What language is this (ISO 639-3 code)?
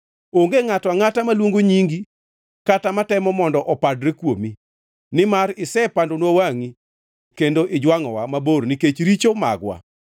luo